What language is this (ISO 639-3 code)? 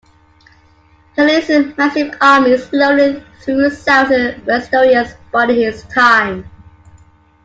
eng